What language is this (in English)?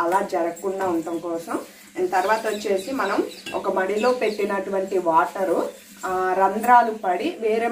Hindi